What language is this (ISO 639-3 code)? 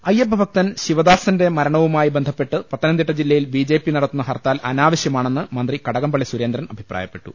mal